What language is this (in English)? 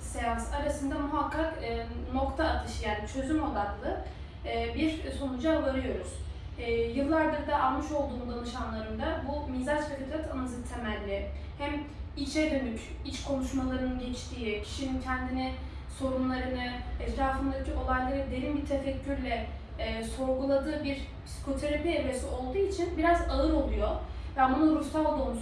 Turkish